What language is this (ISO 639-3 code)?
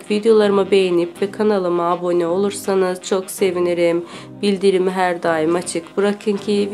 tur